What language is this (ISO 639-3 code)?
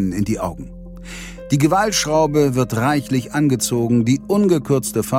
deu